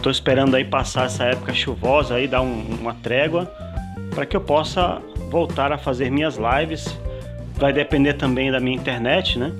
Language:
Portuguese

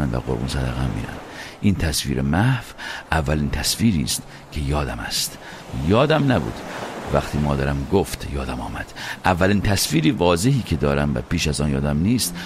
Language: Persian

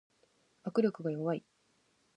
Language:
Japanese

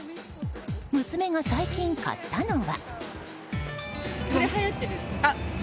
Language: Japanese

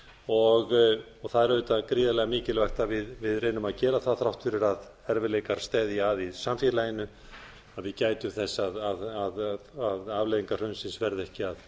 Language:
Icelandic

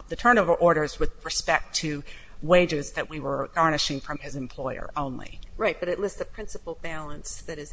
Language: English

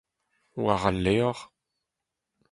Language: Breton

